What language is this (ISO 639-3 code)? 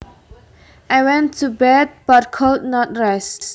jav